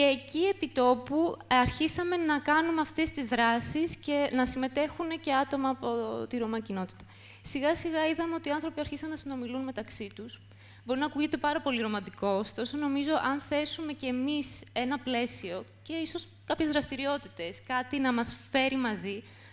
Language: Greek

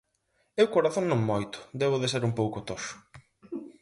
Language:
Galician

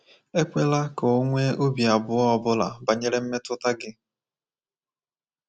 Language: Igbo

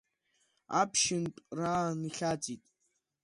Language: Abkhazian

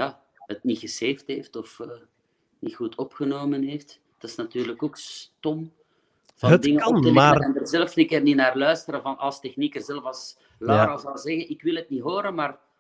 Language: Dutch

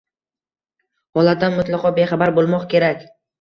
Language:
Uzbek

